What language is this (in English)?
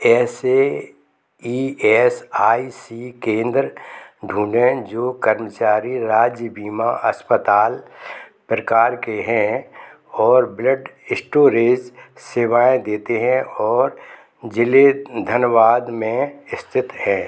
Hindi